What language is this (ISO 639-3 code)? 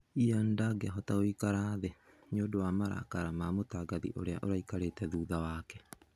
kik